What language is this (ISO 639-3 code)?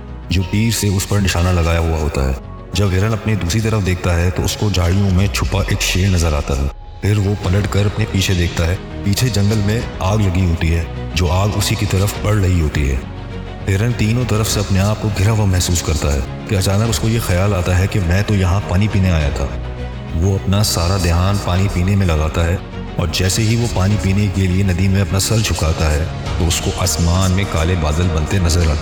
urd